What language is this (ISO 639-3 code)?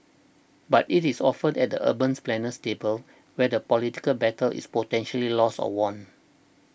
eng